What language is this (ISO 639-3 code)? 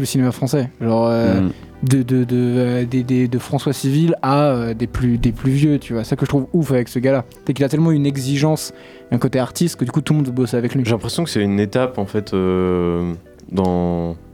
fra